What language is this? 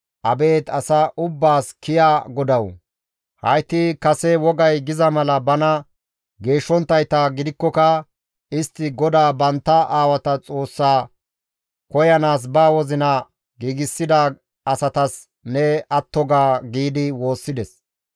Gamo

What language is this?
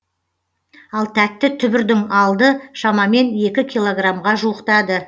Kazakh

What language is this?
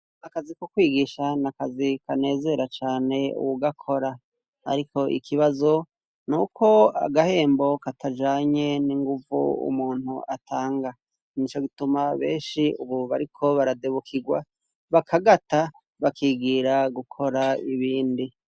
Rundi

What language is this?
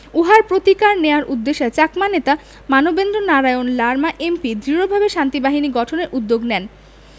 Bangla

